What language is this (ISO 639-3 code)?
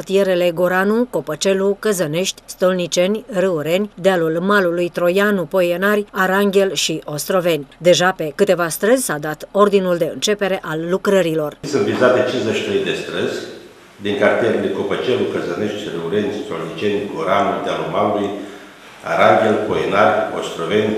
ron